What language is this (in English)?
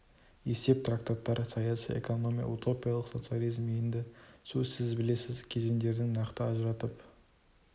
Kazakh